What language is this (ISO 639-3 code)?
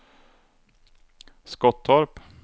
swe